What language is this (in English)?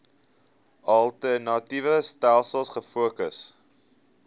Afrikaans